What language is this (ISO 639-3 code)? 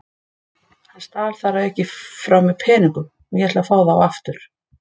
isl